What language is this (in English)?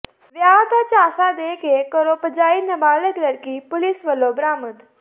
Punjabi